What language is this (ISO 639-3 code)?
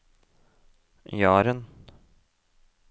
nor